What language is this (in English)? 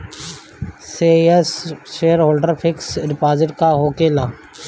Bhojpuri